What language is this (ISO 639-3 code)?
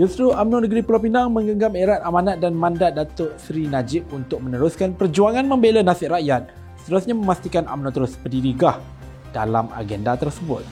msa